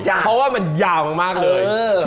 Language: Thai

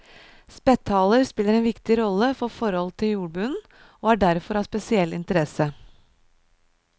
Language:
Norwegian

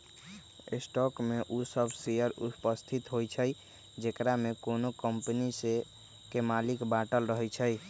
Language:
Magahi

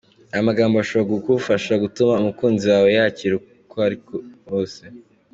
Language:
Kinyarwanda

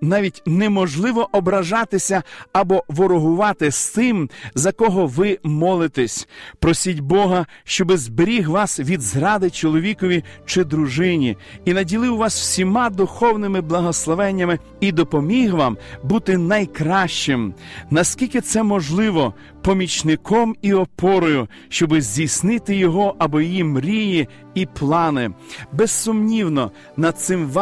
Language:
Ukrainian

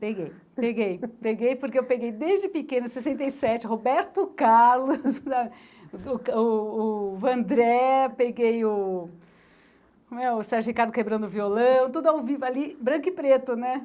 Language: Portuguese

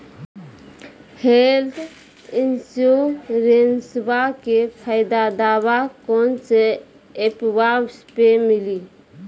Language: Maithili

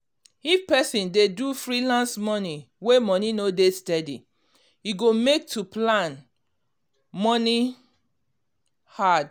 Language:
Nigerian Pidgin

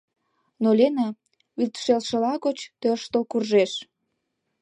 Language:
Mari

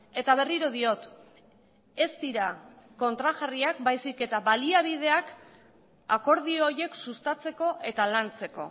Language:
Basque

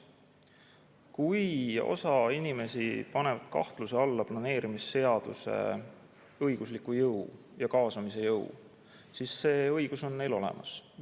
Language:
Estonian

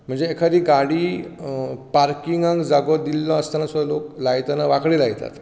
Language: Konkani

